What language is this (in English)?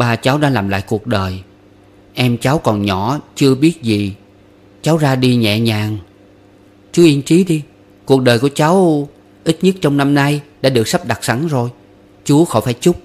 Vietnamese